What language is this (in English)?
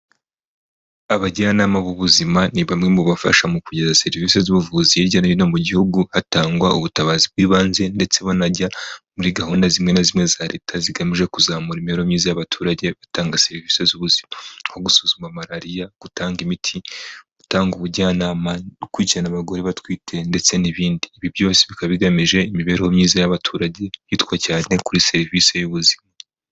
Kinyarwanda